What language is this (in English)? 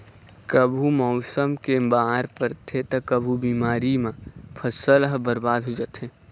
Chhattisgarhi